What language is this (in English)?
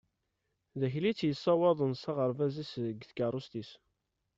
Kabyle